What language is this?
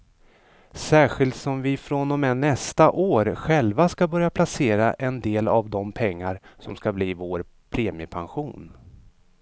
Swedish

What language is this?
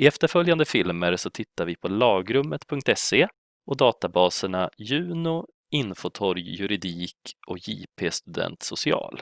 Swedish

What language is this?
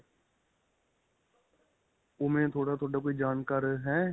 Punjabi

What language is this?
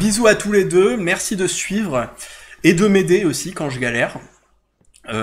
French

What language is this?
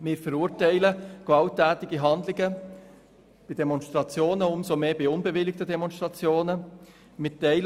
Swiss German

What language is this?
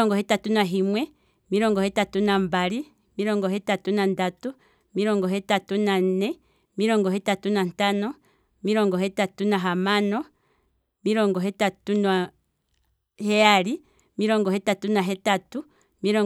Kwambi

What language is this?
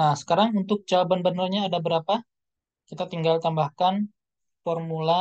Indonesian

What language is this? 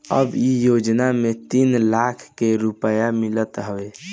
Bhojpuri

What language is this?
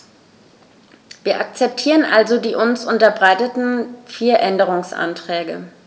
German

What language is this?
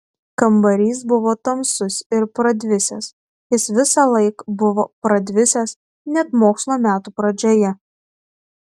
Lithuanian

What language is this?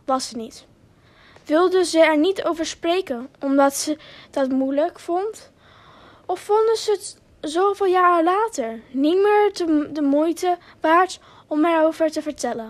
Dutch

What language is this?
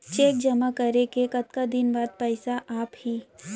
Chhattisgarhi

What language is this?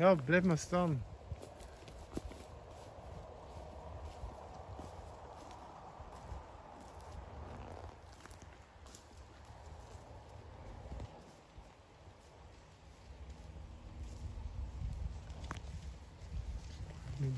Dutch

